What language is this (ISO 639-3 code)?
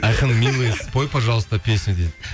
kaz